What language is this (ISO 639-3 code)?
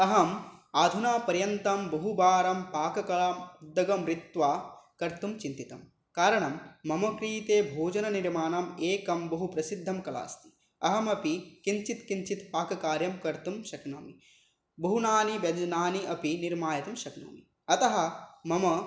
san